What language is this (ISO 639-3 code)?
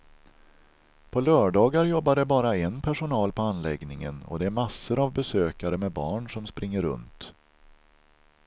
swe